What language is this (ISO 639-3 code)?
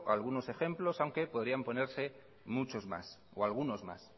spa